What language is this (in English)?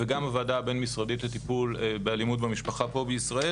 Hebrew